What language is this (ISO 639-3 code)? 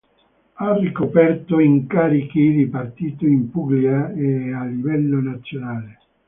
ita